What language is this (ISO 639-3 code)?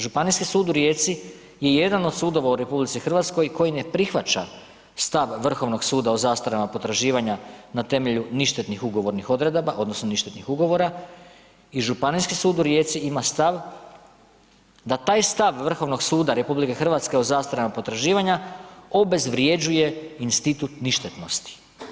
hrv